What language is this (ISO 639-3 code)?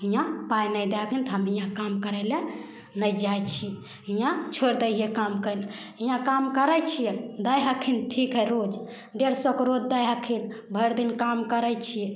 mai